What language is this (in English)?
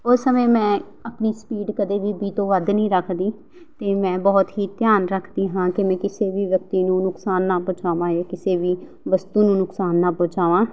Punjabi